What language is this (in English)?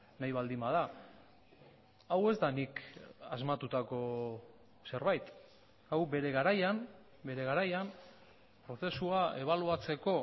Basque